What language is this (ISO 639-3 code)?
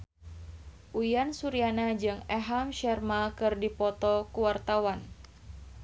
sun